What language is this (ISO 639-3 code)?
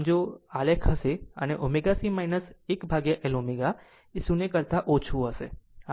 guj